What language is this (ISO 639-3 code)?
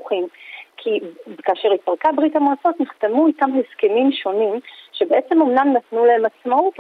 heb